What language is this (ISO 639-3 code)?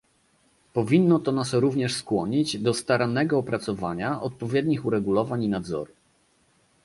pol